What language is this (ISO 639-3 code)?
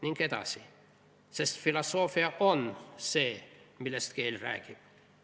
est